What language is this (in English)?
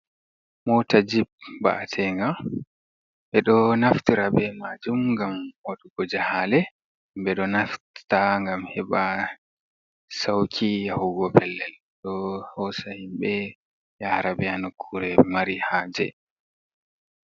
Fula